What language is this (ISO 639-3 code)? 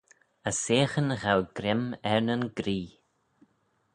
glv